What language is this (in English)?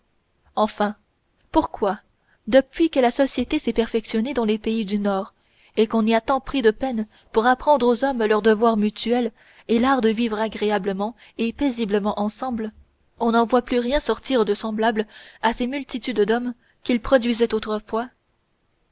French